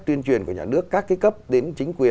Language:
Vietnamese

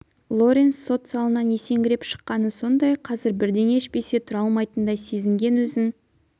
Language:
Kazakh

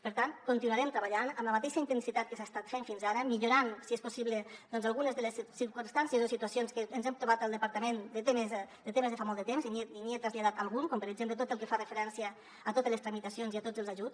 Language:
Catalan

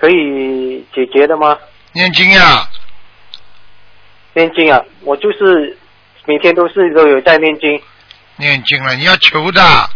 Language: Chinese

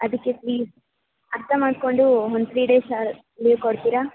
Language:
Kannada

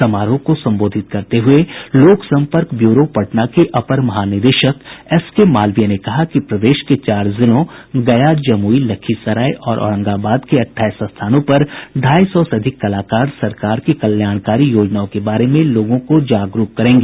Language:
Hindi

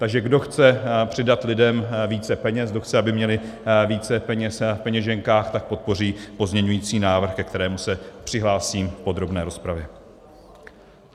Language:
Czech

